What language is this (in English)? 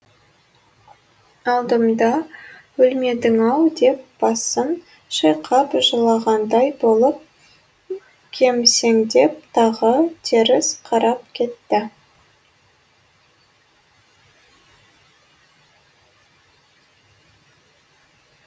Kazakh